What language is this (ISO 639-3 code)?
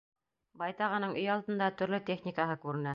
bak